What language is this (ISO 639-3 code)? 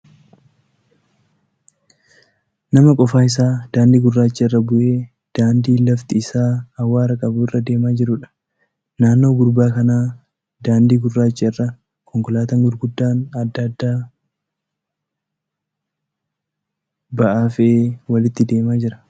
orm